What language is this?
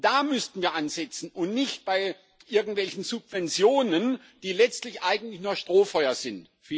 German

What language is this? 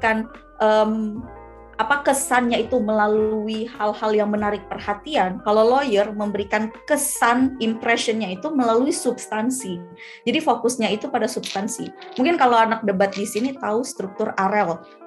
Indonesian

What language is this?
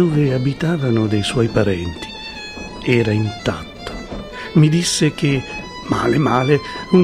Italian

